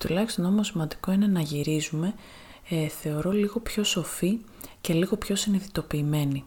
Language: Greek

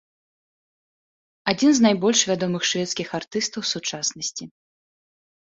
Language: Belarusian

